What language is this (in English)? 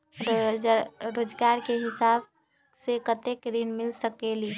Magahi